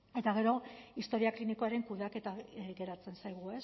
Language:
Basque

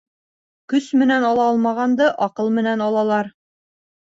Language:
Bashkir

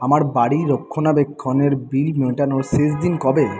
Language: Bangla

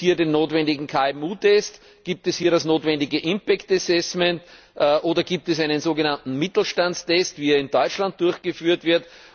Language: German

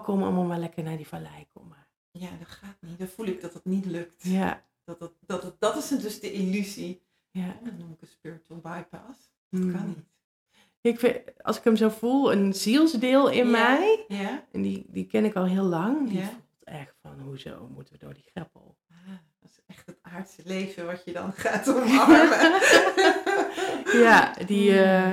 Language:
Dutch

